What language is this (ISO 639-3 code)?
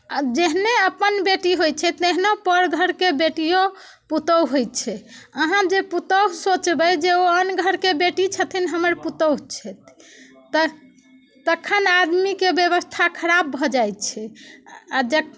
mai